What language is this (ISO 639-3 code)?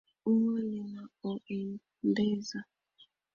swa